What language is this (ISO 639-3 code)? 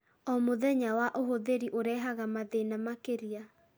kik